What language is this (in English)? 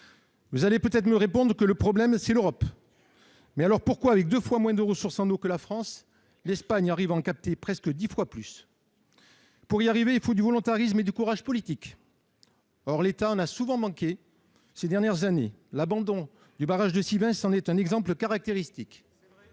French